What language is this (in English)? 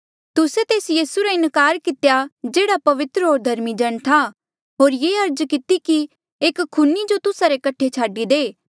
Mandeali